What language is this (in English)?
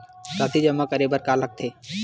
Chhattisgarhi